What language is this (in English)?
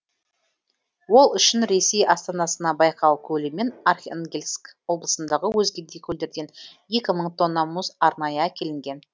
Kazakh